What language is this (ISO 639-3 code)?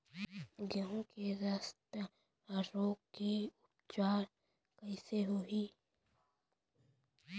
hne